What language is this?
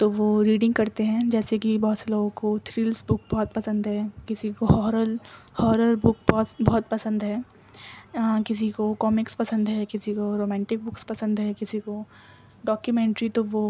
Urdu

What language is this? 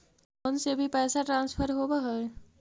Magahi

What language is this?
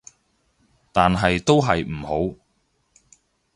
Cantonese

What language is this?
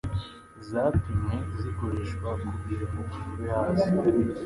Kinyarwanda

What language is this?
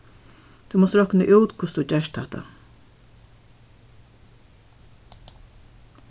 Faroese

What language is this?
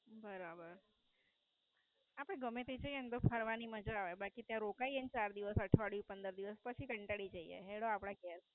Gujarati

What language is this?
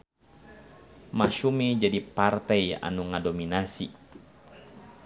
Sundanese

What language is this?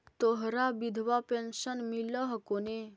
Magahi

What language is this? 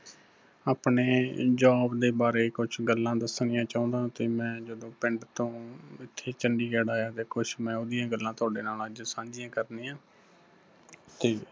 Punjabi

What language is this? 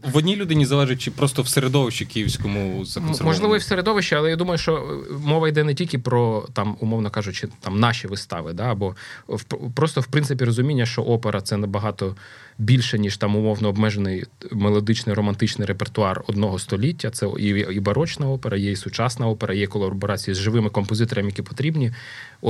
Ukrainian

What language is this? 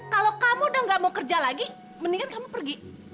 Indonesian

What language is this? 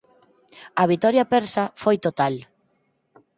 Galician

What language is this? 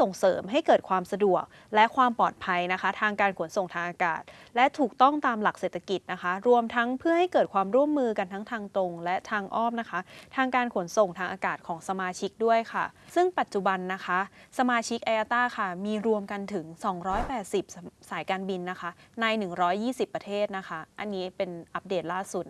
Thai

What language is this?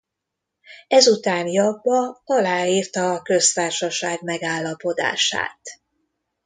Hungarian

